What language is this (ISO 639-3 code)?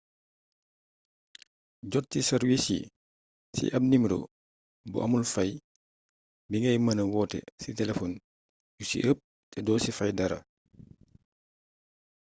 wol